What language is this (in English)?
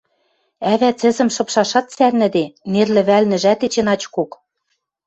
Western Mari